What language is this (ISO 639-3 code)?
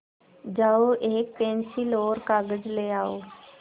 hin